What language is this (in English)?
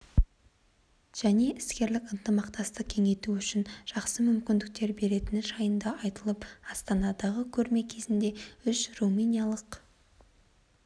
Kazakh